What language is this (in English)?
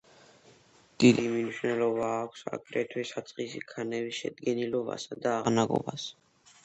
Georgian